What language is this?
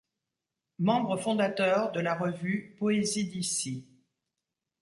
French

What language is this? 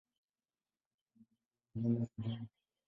Swahili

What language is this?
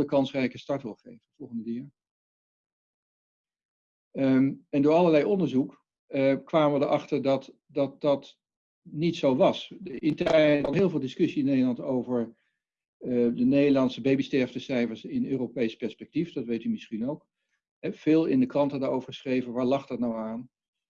Dutch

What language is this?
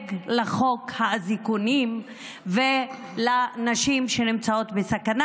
Hebrew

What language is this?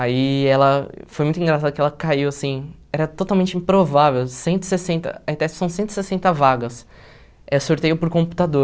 Portuguese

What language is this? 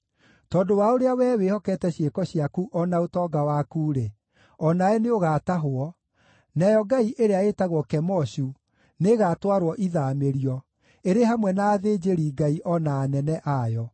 Kikuyu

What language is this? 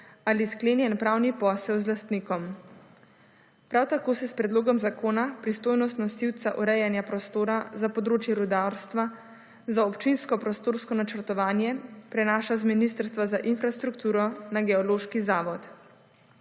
Slovenian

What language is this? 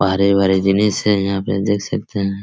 Hindi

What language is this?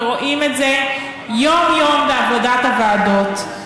Hebrew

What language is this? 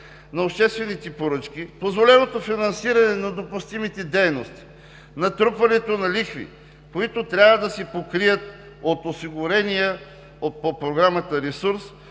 Bulgarian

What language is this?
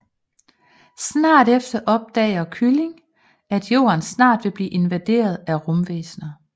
Danish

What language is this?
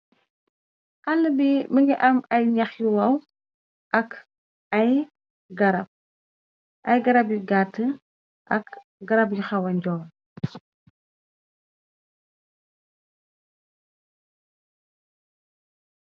Wolof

